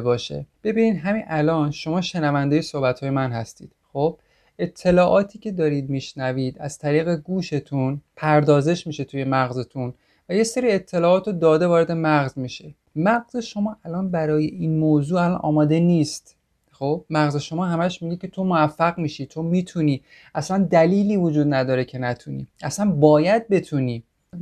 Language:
Persian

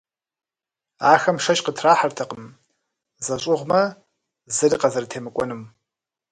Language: Kabardian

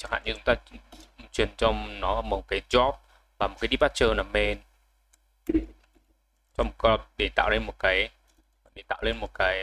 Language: Vietnamese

